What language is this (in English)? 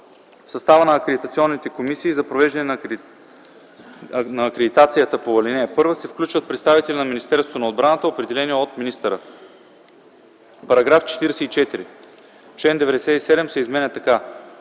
Bulgarian